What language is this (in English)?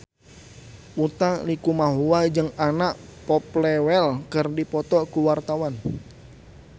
Sundanese